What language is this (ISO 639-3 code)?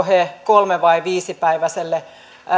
fin